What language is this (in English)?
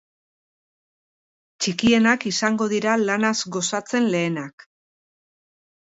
Basque